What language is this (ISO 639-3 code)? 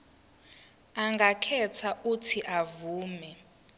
zul